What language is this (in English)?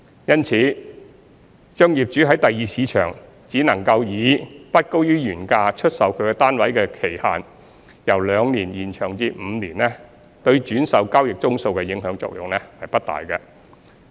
Cantonese